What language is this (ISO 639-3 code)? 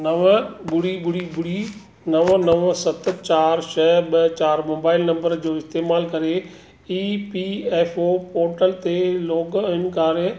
snd